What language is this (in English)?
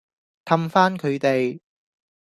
Cantonese